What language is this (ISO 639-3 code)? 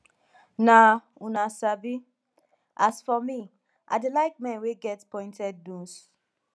pcm